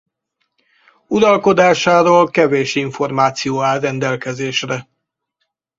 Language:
Hungarian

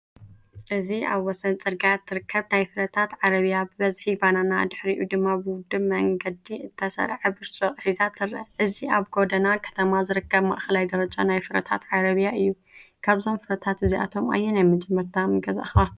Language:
Tigrinya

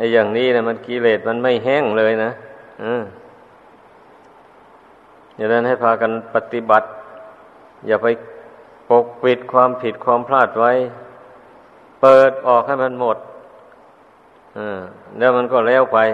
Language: Thai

